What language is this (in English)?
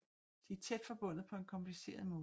Danish